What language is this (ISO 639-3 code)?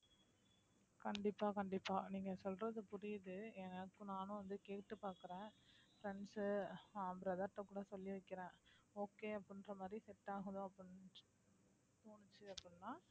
tam